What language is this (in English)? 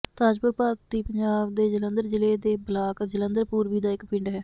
Punjabi